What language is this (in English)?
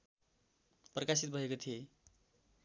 Nepali